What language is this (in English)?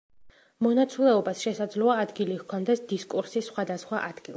Georgian